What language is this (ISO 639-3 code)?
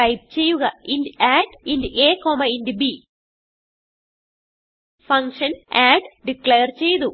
mal